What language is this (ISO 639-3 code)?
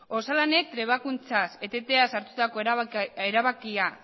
eus